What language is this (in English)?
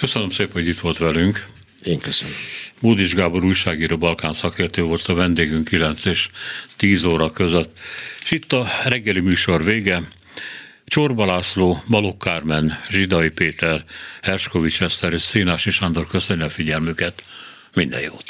Hungarian